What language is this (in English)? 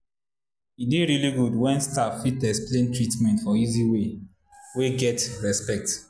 Nigerian Pidgin